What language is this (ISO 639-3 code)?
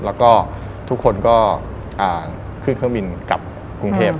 tha